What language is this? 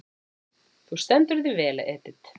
Icelandic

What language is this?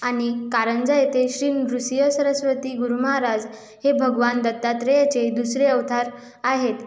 Marathi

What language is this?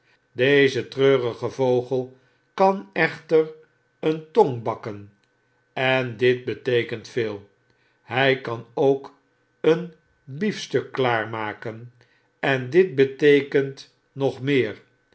Dutch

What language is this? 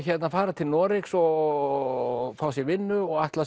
Icelandic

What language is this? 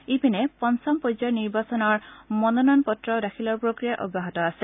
Assamese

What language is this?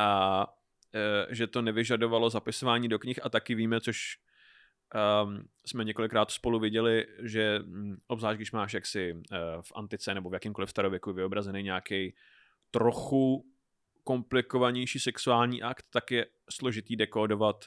Czech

